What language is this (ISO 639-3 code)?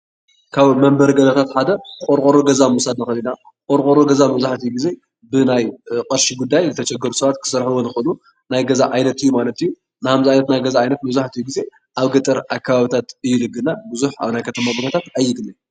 tir